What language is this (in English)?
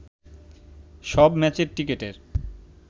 Bangla